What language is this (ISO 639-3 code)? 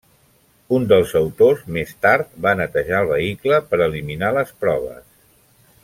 cat